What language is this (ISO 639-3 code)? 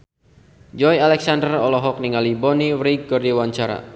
sun